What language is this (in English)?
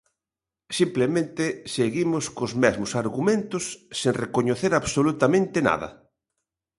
Galician